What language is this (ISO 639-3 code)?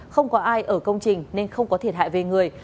vie